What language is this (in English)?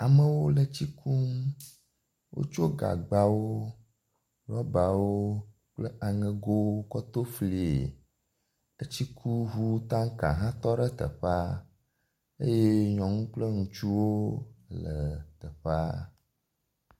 Ewe